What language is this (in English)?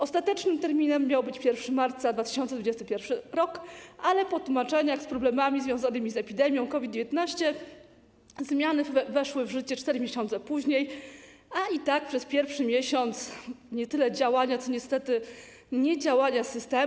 Polish